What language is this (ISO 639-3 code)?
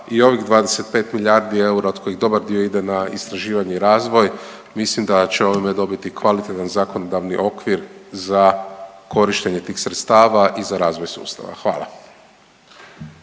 hrv